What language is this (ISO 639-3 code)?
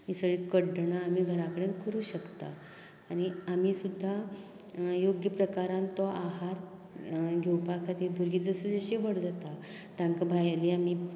kok